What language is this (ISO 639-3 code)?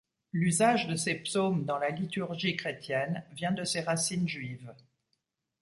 fra